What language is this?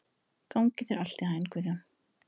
Icelandic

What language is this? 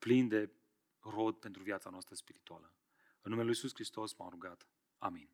Romanian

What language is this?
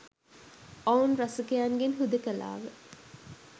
Sinhala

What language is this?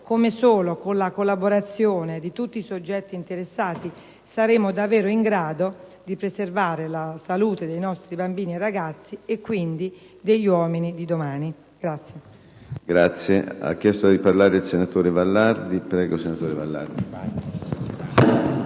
Italian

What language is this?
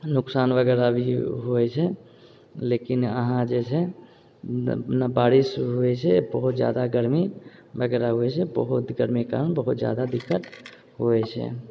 Maithili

